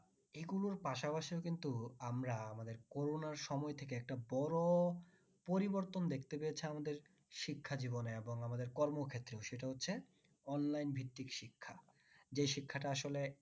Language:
Bangla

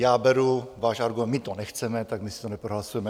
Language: Czech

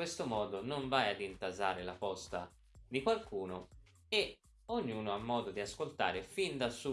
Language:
Italian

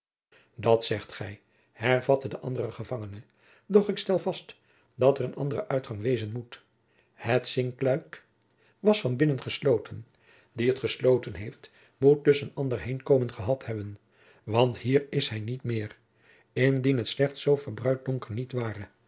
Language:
Dutch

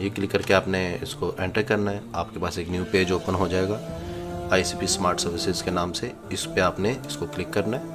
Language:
Hindi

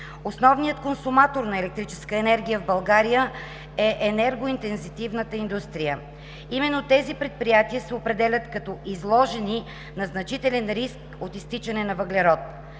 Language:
Bulgarian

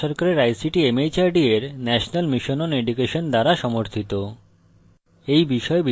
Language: Bangla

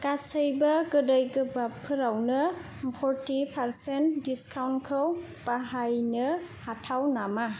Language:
Bodo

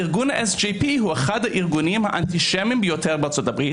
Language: Hebrew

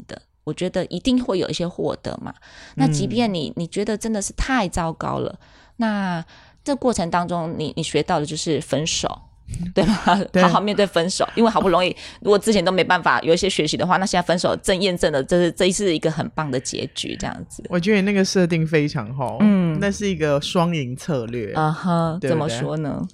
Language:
Chinese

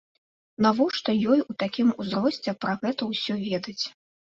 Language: Belarusian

